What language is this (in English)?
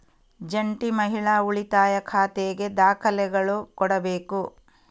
Kannada